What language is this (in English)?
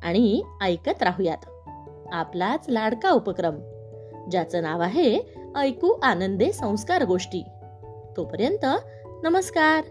Marathi